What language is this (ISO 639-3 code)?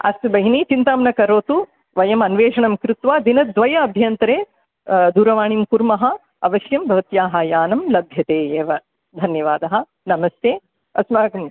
san